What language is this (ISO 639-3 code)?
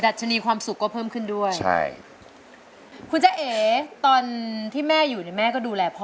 tha